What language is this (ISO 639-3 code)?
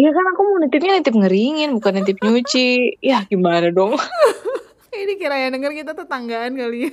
ind